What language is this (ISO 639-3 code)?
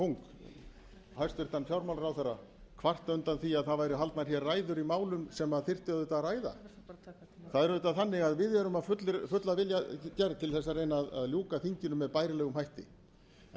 isl